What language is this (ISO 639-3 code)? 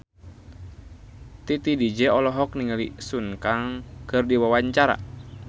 sun